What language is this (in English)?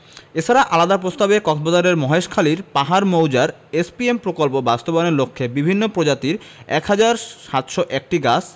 Bangla